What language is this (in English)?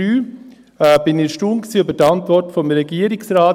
Swiss German